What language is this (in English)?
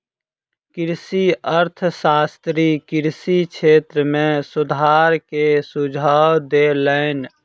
Maithili